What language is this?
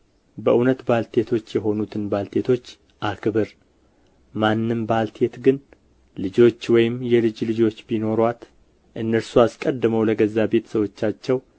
Amharic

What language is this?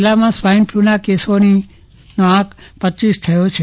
Gujarati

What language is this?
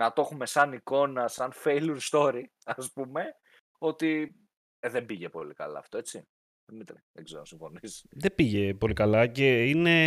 Greek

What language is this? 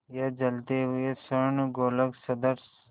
Hindi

